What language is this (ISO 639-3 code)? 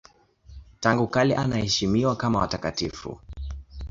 swa